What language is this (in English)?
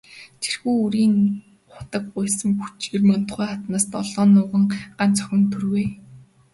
Mongolian